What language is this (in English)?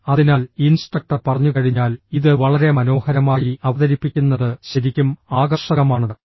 Malayalam